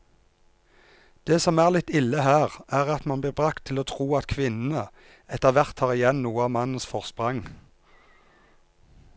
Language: Norwegian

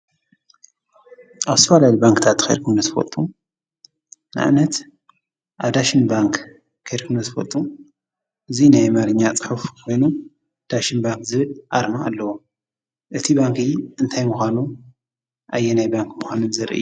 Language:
Tigrinya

